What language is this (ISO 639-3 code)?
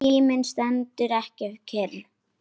isl